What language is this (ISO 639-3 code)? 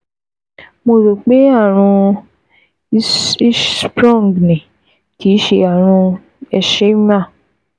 yor